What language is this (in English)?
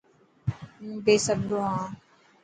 Dhatki